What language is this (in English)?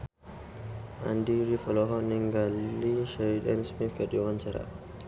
Sundanese